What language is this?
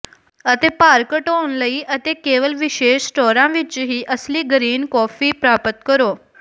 Punjabi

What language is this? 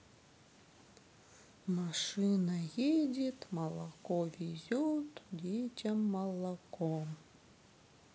Russian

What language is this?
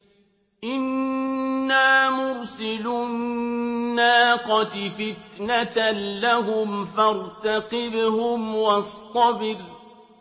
Arabic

